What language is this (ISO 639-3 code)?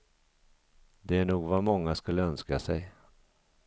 swe